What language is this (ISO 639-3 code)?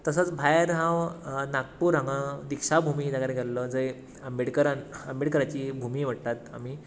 kok